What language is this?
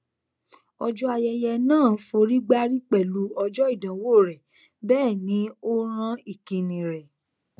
Yoruba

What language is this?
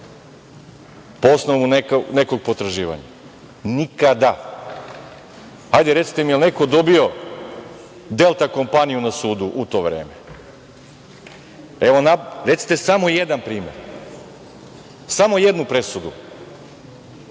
Serbian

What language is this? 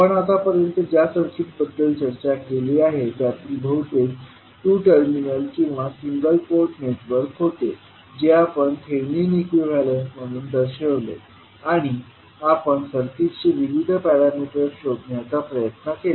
Marathi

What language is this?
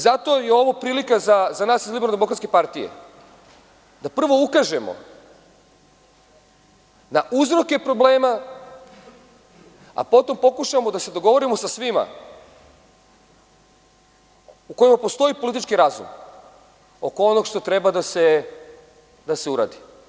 Serbian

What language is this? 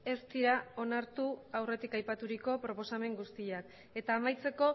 Basque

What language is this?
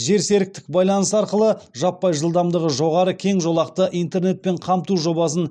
Kazakh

